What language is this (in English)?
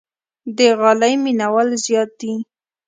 Pashto